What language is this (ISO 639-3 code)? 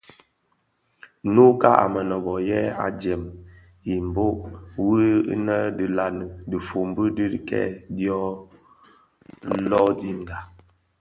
ksf